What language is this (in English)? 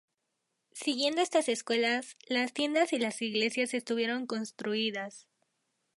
Spanish